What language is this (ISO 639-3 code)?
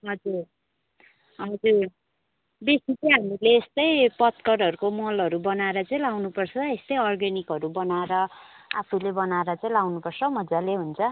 nep